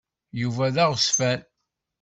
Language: Kabyle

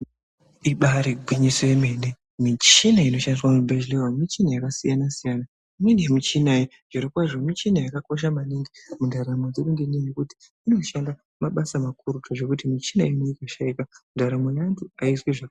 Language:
Ndau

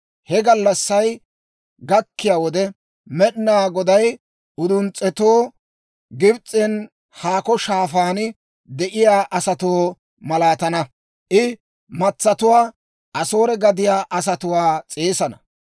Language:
Dawro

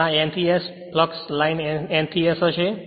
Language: Gujarati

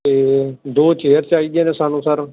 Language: Punjabi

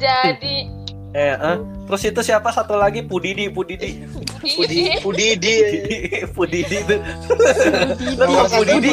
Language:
Indonesian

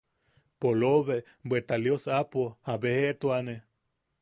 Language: Yaqui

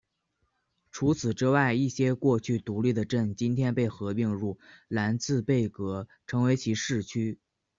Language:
Chinese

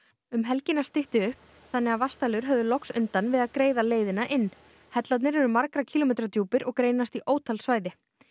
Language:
Icelandic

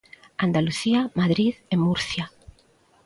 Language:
Galician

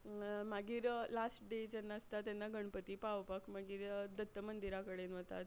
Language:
Konkani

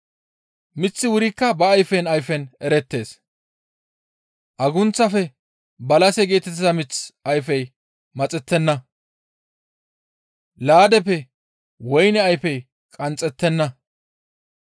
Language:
Gamo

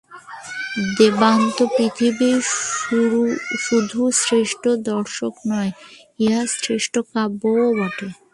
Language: Bangla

